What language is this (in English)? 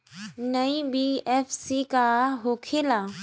Bhojpuri